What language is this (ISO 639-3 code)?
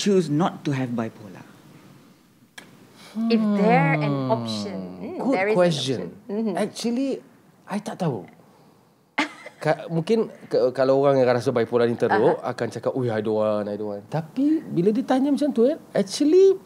msa